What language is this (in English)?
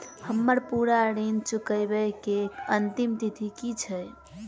Maithili